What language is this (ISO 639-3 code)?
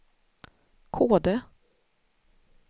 swe